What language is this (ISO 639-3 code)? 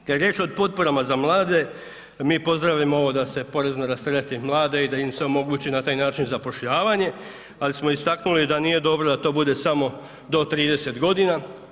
hrv